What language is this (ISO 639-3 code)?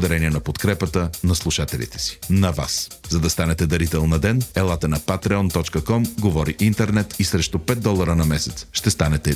bul